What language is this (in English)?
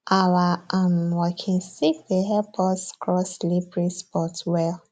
Nigerian Pidgin